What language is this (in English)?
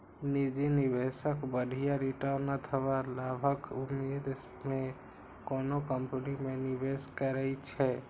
Maithili